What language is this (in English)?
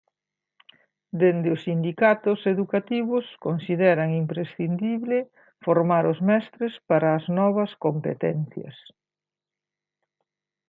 Galician